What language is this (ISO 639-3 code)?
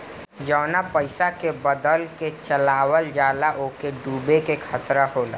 bho